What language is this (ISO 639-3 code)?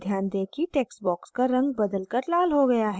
hin